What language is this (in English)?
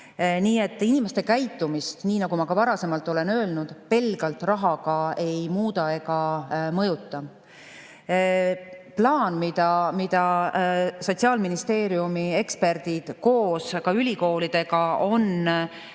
Estonian